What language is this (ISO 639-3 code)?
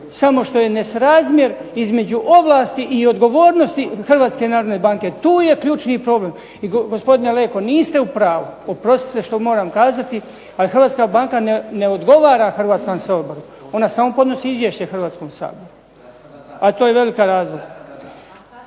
hrv